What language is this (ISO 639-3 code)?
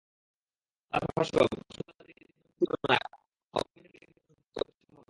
ben